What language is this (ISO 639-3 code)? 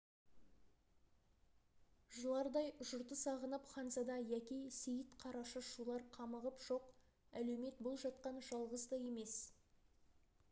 kaz